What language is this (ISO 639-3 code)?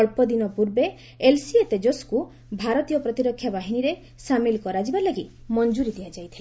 ori